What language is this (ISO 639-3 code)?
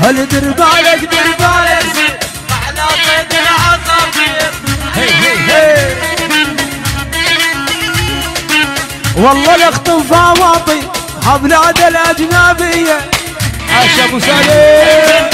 ara